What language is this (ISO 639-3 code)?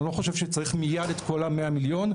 heb